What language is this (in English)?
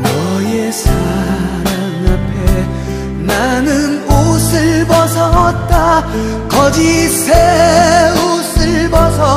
Korean